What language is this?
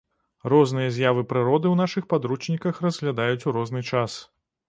Belarusian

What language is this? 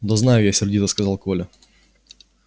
Russian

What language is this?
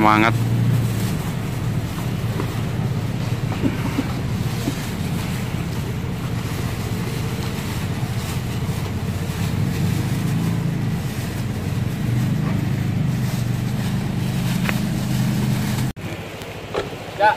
Indonesian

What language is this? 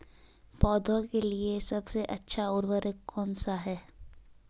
Hindi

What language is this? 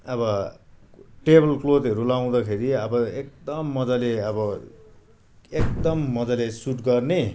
Nepali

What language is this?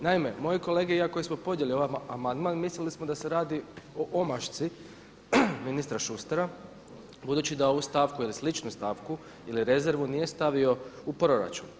Croatian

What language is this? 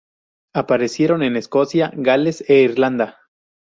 Spanish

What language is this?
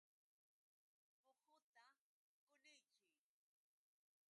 Yauyos Quechua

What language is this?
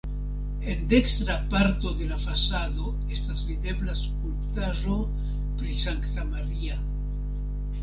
Esperanto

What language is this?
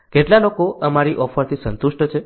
Gujarati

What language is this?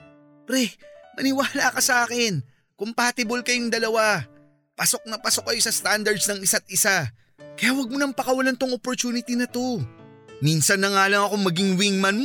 Filipino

